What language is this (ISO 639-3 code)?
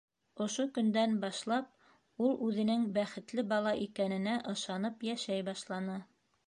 bak